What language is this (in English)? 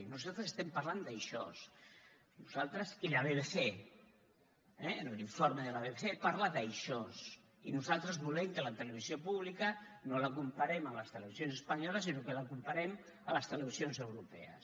Catalan